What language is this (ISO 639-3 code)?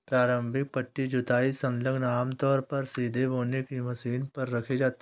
hin